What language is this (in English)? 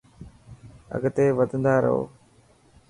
Dhatki